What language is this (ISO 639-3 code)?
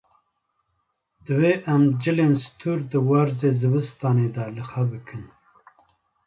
kur